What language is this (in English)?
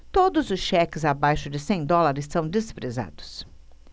Portuguese